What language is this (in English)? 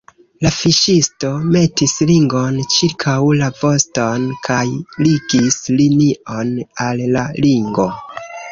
Esperanto